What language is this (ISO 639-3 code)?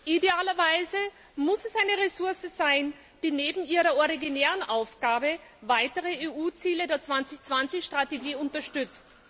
deu